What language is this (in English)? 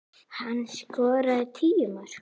Icelandic